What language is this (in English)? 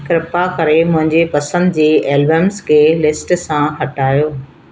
Sindhi